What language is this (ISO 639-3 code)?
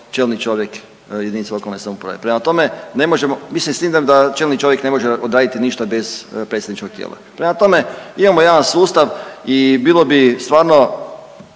hrv